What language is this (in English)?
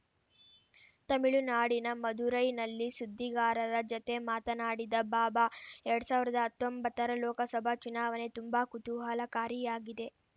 Kannada